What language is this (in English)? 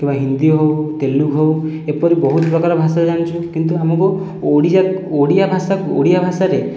Odia